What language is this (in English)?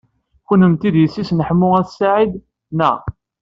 Kabyle